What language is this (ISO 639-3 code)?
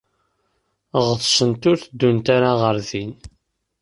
kab